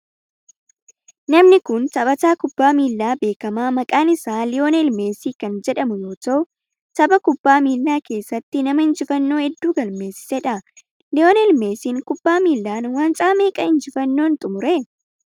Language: Oromo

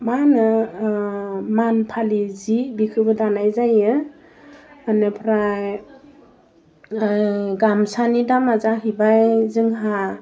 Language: Bodo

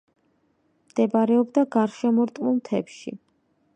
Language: Georgian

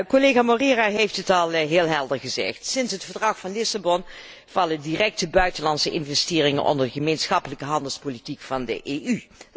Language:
Dutch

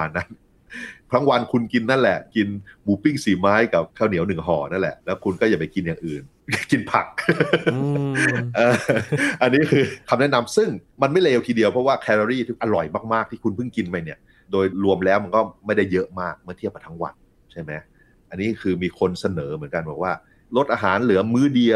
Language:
Thai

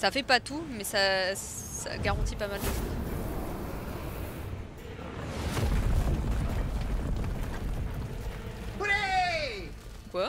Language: French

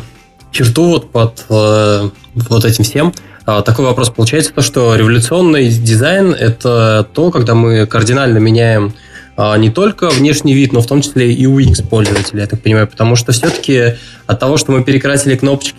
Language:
Russian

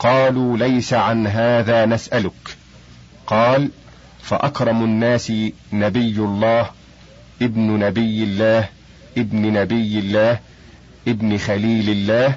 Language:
Arabic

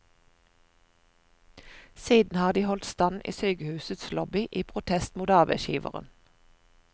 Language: Norwegian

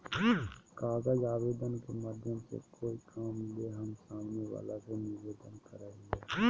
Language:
Magahi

